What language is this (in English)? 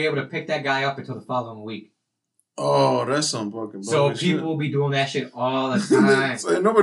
English